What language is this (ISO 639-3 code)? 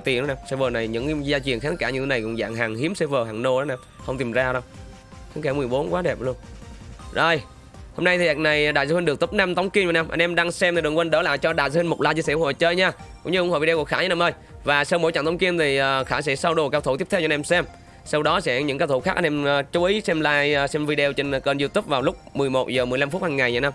vie